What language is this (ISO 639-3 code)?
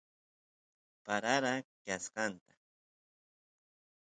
qus